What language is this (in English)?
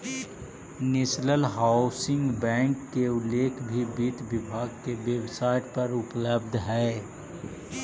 Magahi